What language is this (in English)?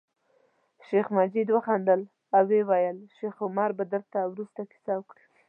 Pashto